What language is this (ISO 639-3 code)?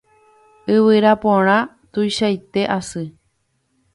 grn